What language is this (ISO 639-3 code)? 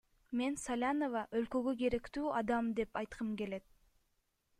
kir